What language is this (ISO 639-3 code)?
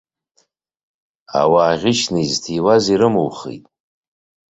abk